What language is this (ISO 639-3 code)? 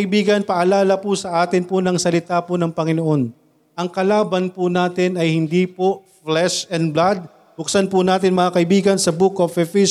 fil